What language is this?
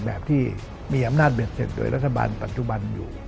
Thai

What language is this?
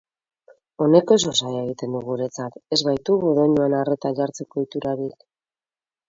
Basque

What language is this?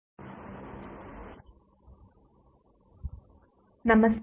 Kannada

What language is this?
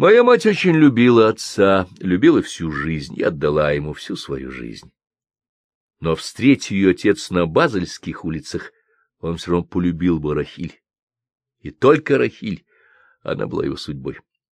Russian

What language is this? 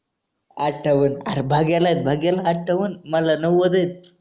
Marathi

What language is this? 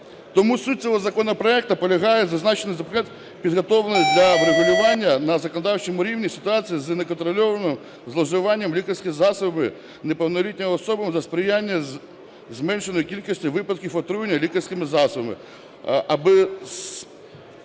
Ukrainian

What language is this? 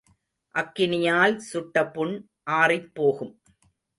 Tamil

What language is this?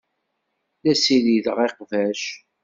Kabyle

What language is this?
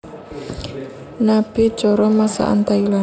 Javanese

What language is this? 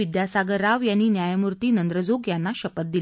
Marathi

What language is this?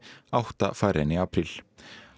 Icelandic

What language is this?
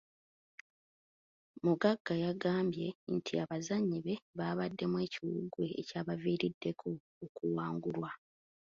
Ganda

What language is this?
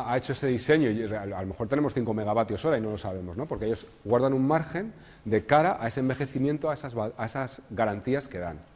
Spanish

